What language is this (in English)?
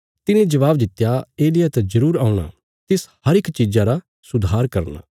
Bilaspuri